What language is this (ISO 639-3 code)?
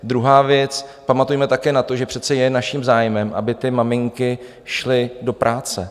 ces